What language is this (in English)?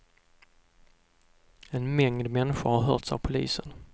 Swedish